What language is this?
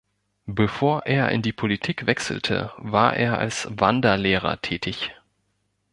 German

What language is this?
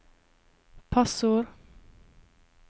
Norwegian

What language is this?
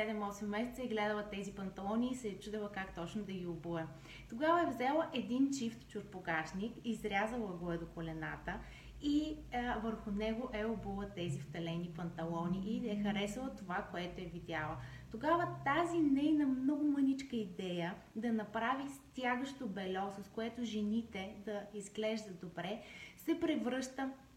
Bulgarian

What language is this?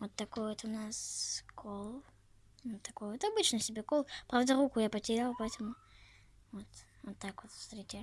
Russian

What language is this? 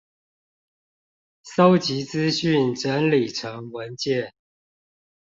Chinese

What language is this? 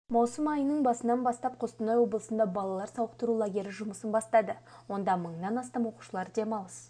Kazakh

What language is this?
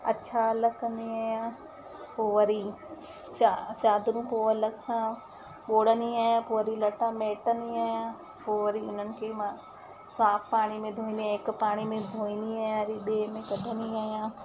Sindhi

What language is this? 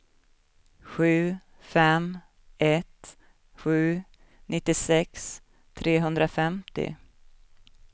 Swedish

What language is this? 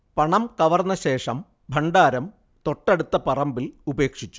Malayalam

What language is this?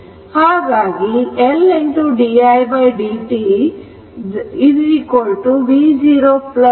Kannada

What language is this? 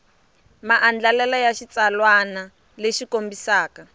Tsonga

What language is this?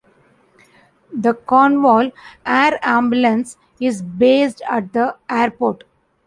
English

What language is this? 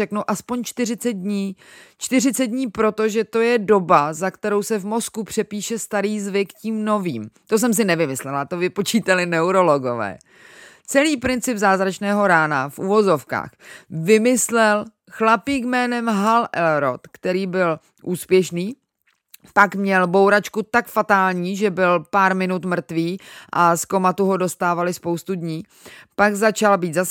Czech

